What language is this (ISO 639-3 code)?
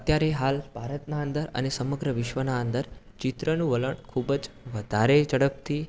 guj